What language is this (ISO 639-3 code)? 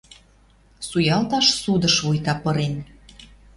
mrj